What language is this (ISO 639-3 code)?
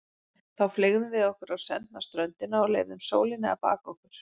isl